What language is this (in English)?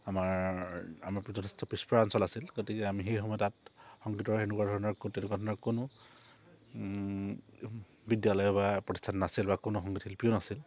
Assamese